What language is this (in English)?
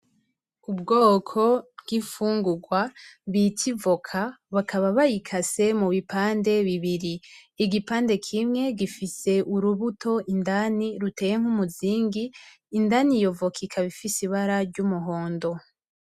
Rundi